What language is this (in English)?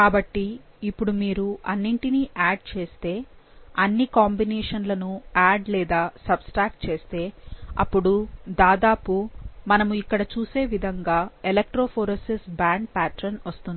Telugu